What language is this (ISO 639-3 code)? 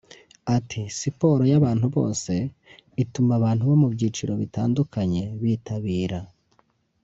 kin